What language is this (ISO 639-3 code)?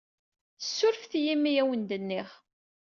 kab